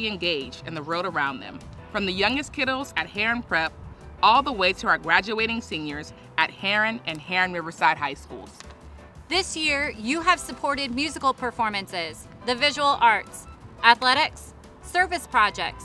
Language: English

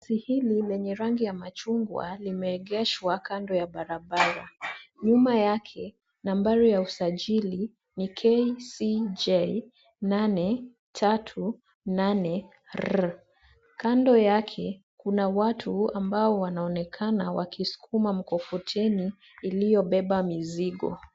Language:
Swahili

